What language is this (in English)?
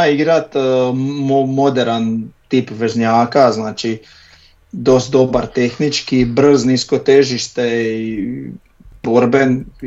Croatian